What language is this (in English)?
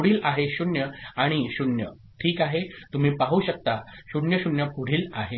Marathi